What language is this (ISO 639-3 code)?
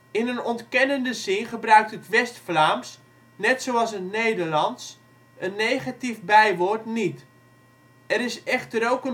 nld